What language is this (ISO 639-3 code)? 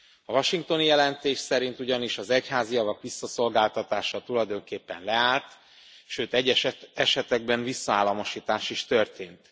hun